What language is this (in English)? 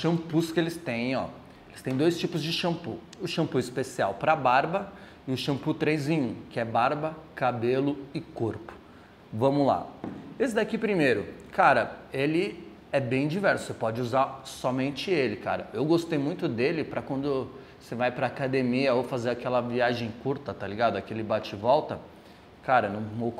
Portuguese